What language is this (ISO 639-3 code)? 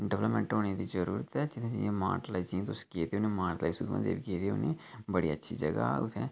doi